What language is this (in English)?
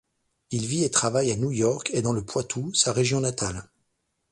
French